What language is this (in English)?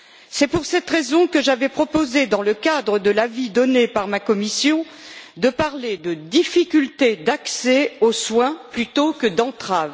French